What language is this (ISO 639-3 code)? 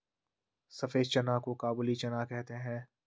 hin